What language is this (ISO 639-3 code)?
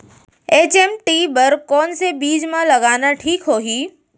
hne